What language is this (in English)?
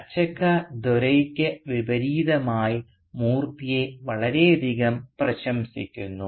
Malayalam